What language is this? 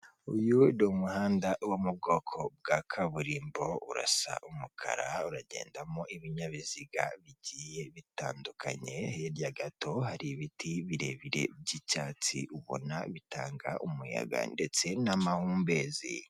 Kinyarwanda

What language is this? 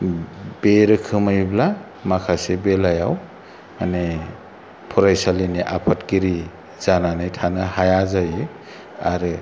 Bodo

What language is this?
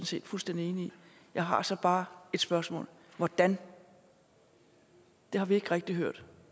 Danish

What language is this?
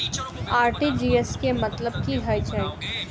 Maithili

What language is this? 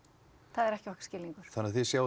Icelandic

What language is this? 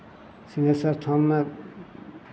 Maithili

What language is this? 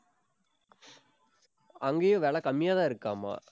Tamil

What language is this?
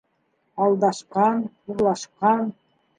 Bashkir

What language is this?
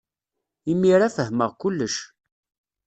Kabyle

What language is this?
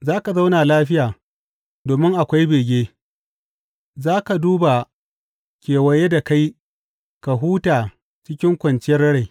Hausa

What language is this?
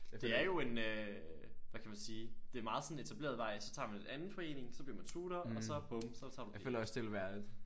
Danish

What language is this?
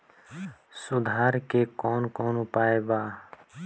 Bhojpuri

